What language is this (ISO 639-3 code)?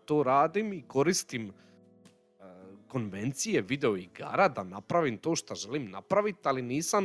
hrv